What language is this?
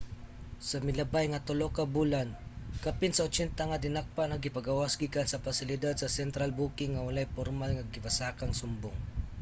Cebuano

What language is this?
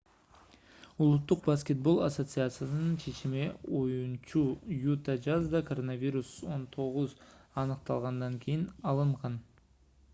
Kyrgyz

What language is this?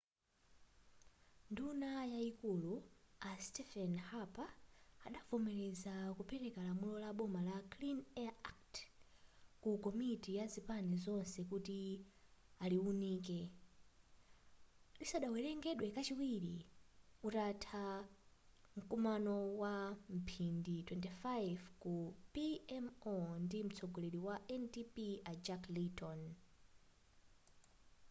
Nyanja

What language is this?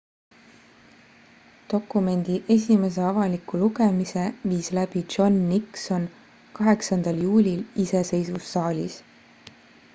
Estonian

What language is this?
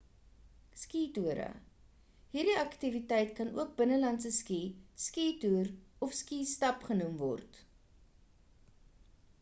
Afrikaans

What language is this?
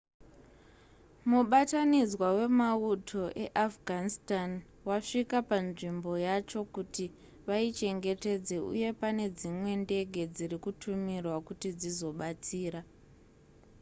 Shona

